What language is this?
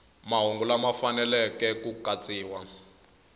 Tsonga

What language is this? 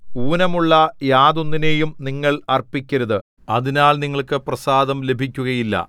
Malayalam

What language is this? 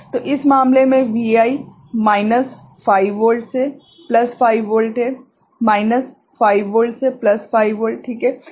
Hindi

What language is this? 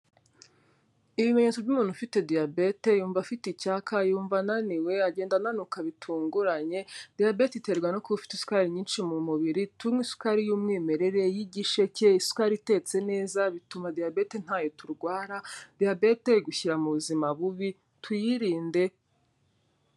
Kinyarwanda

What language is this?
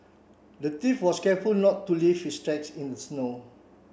English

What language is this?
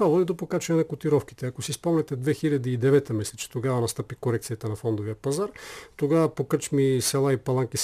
Bulgarian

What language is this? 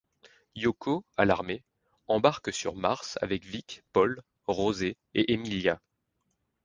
French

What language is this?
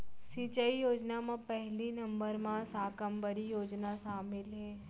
Chhattisgarhi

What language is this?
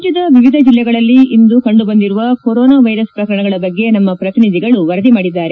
Kannada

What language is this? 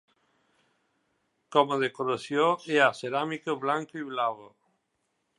Catalan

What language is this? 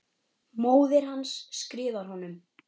Icelandic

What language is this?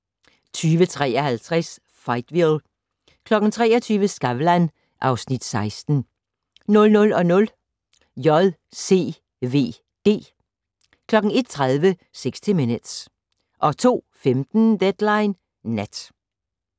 Danish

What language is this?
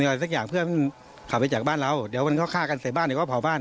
Thai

